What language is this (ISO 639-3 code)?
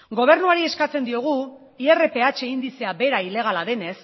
eus